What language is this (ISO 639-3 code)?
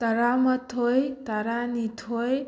mni